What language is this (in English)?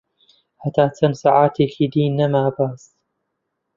Central Kurdish